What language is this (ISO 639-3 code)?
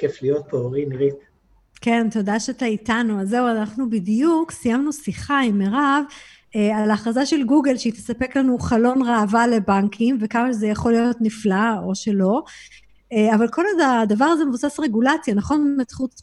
heb